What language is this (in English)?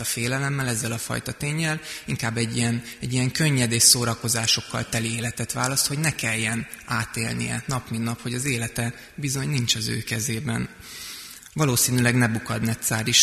Hungarian